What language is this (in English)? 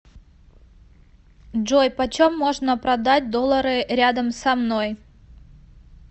Russian